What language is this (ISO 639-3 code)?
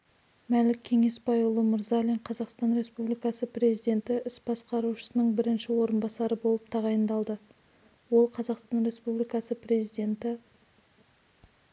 kaz